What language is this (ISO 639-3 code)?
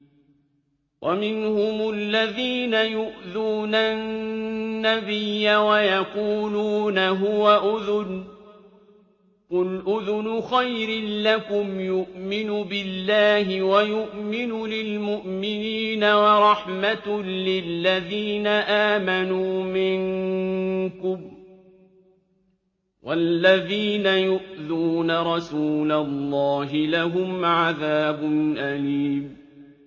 ara